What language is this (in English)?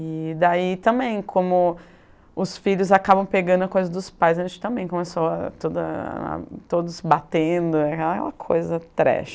Portuguese